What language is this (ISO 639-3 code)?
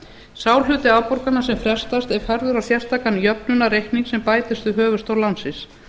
isl